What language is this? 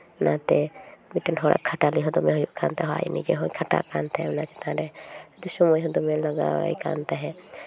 Santali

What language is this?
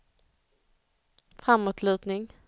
Swedish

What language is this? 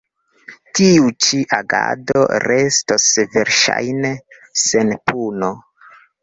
Esperanto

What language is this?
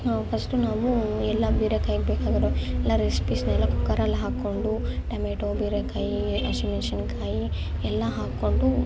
Kannada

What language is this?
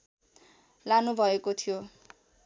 Nepali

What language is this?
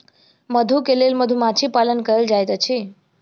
Maithili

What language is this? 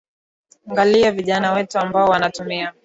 Swahili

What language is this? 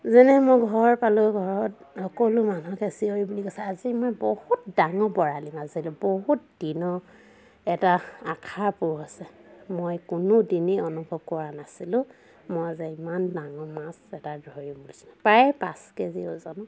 Assamese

